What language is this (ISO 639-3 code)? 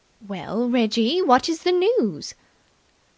eng